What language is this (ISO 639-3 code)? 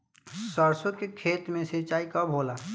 bho